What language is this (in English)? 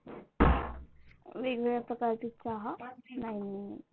Marathi